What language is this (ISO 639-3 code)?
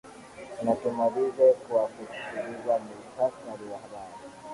swa